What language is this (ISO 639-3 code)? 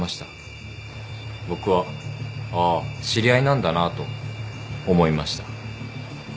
jpn